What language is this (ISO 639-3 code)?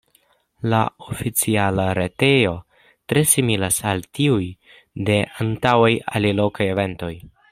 epo